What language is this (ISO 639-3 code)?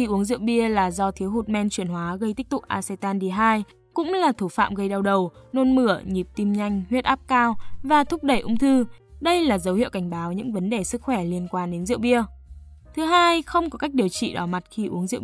vie